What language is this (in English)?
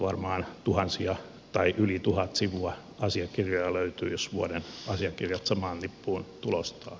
Finnish